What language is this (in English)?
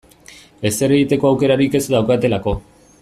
Basque